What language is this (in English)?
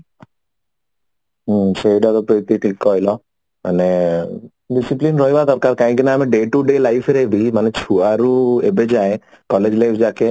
Odia